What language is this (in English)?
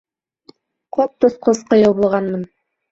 Bashkir